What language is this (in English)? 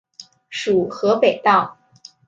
Chinese